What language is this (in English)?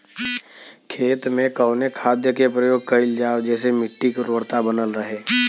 Bhojpuri